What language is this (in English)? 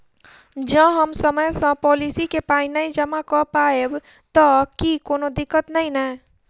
Maithili